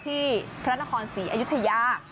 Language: Thai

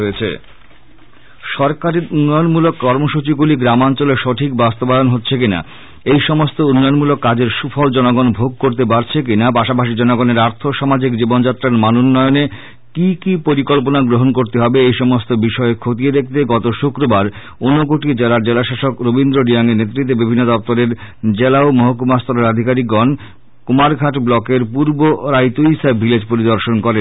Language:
Bangla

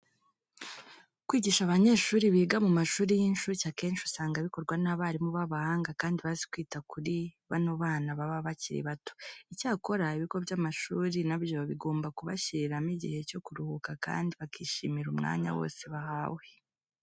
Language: Kinyarwanda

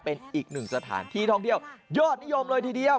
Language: Thai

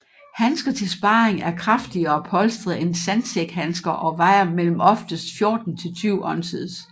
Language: Danish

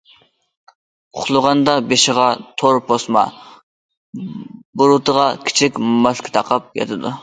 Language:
Uyghur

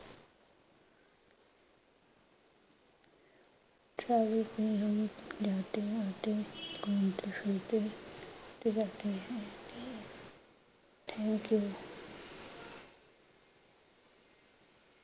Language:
Punjabi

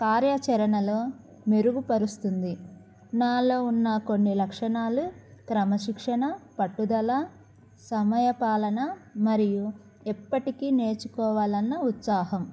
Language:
Telugu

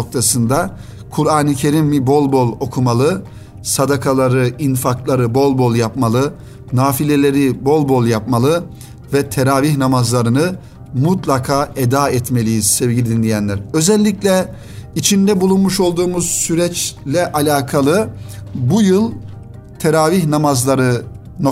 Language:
Turkish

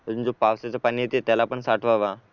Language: Marathi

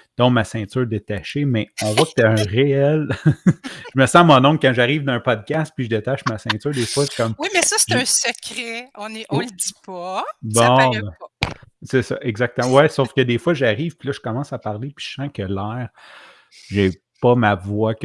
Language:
French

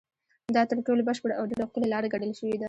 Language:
Pashto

